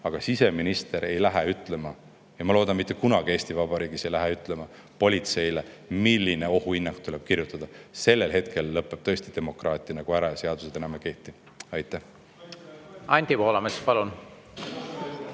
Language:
Estonian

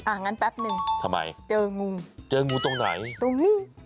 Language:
Thai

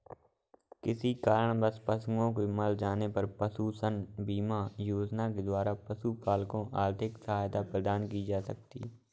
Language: Hindi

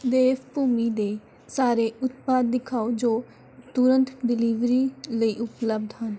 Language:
Punjabi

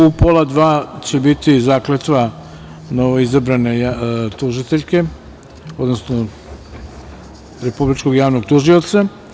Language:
Serbian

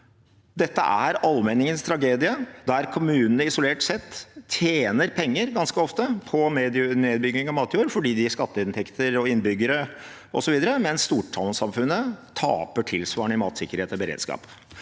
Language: Norwegian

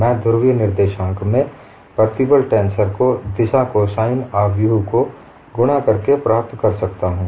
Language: Hindi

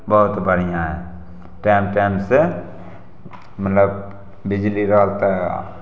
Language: Maithili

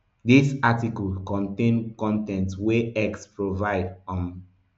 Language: Nigerian Pidgin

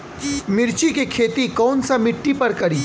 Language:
Bhojpuri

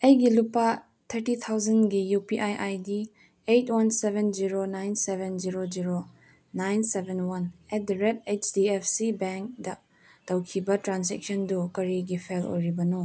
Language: Manipuri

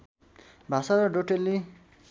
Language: Nepali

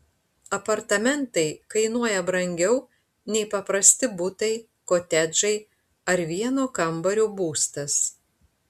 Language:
Lithuanian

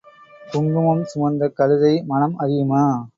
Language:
Tamil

